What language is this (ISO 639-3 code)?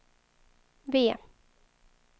swe